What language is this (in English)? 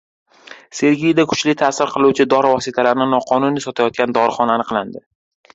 Uzbek